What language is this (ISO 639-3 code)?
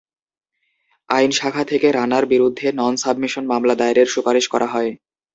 ben